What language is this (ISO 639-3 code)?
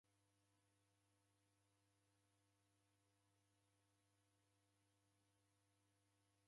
dav